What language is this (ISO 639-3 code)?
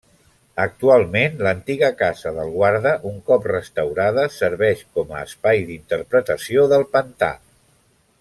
cat